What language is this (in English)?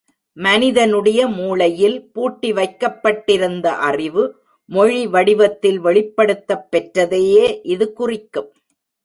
Tamil